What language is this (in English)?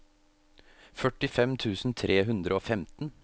Norwegian